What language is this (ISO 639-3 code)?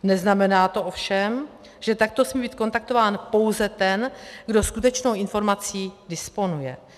ces